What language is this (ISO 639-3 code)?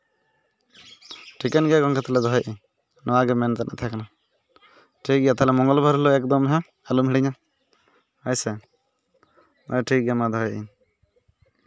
sat